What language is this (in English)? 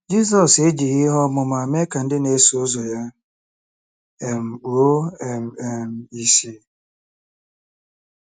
Igbo